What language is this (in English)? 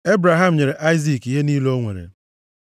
Igbo